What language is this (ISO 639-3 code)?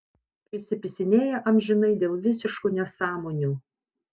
lit